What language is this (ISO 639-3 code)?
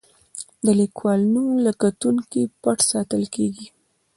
pus